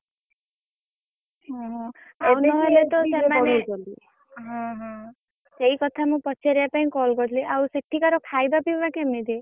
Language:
Odia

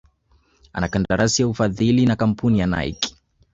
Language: Swahili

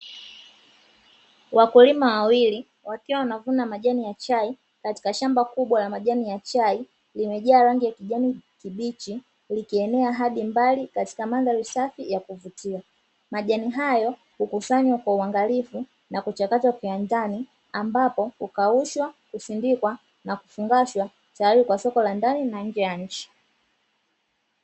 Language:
Swahili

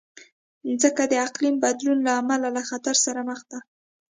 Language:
Pashto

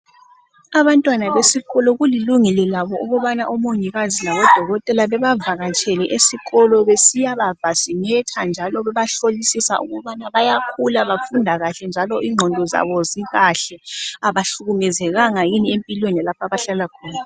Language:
North Ndebele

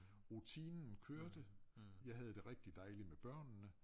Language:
Danish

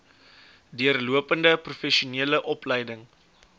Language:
Afrikaans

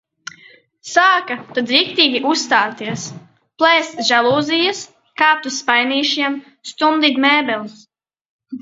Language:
Latvian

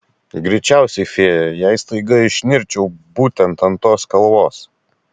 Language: Lithuanian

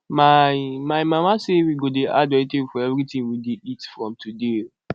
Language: Nigerian Pidgin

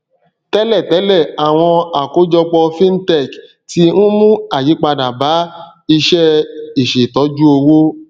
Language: Yoruba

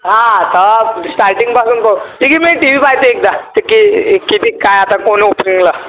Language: Marathi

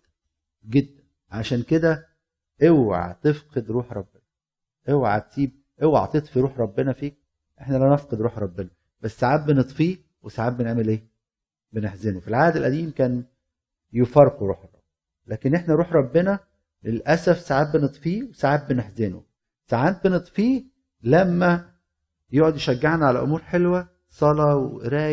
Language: Arabic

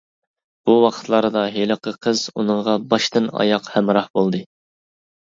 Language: Uyghur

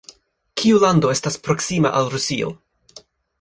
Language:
Esperanto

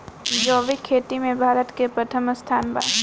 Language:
Bhojpuri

